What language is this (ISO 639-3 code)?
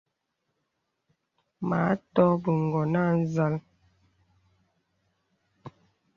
beb